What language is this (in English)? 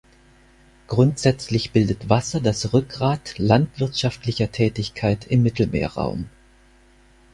German